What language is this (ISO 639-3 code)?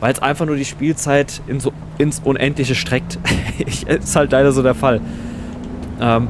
deu